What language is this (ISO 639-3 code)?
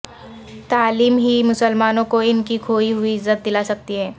urd